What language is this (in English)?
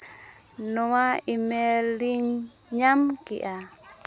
Santali